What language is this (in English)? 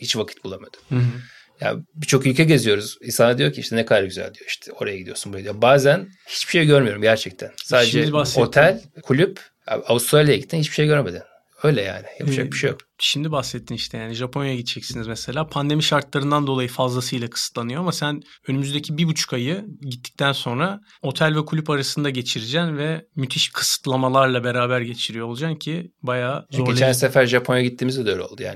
Turkish